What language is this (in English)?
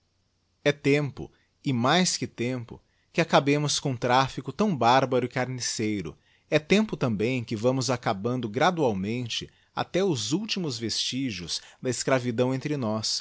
Portuguese